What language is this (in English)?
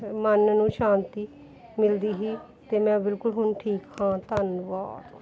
Punjabi